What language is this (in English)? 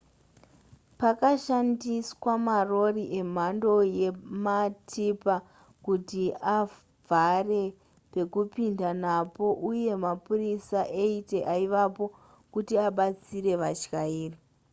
Shona